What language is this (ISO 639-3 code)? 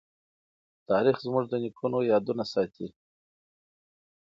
pus